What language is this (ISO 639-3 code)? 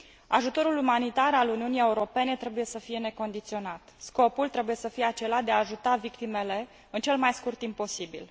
ron